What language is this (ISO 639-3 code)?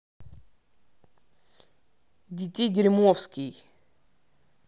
rus